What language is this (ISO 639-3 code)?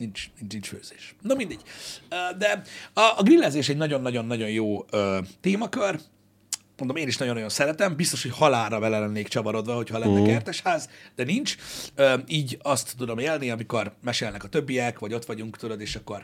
hun